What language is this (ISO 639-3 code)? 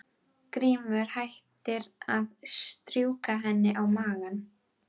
isl